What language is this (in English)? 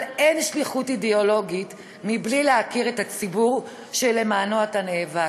Hebrew